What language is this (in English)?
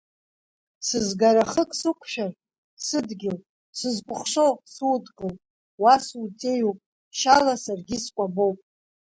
Abkhazian